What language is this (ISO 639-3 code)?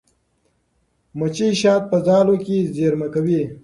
pus